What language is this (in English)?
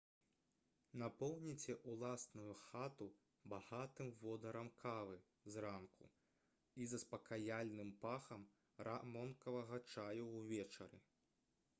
Belarusian